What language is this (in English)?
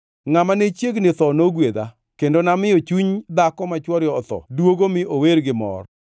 Luo (Kenya and Tanzania)